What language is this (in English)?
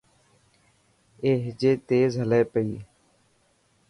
Dhatki